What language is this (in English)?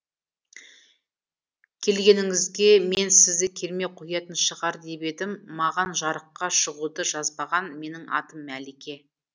Kazakh